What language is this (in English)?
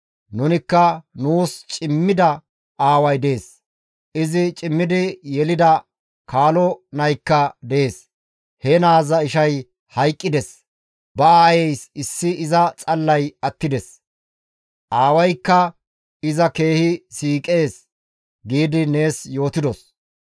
Gamo